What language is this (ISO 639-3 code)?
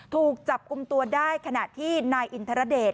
tha